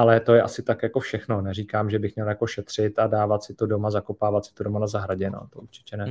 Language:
Czech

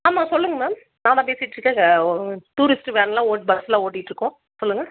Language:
Tamil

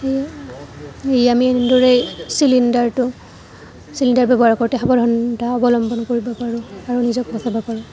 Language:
Assamese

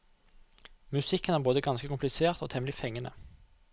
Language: Norwegian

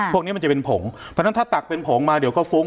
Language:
Thai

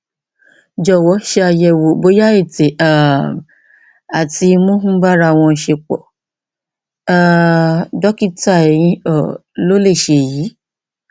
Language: Yoruba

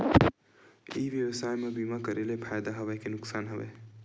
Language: Chhattisgarhi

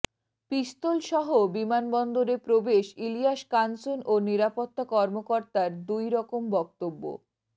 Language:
Bangla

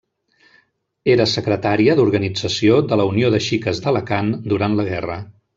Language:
Catalan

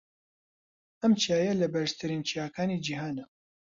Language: Central Kurdish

